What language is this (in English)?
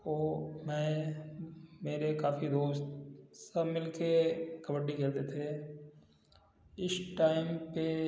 Hindi